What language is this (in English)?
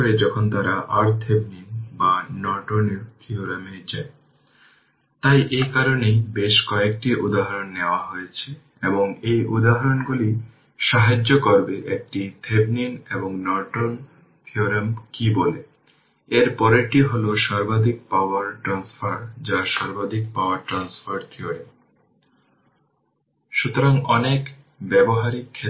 Bangla